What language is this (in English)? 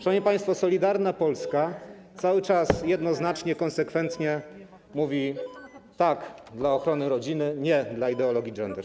Polish